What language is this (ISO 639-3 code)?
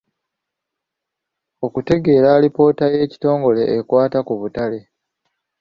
lug